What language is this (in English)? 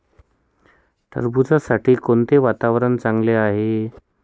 Marathi